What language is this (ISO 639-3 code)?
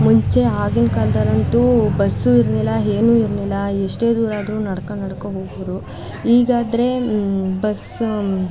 kan